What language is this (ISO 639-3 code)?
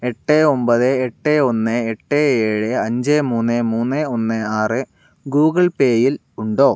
mal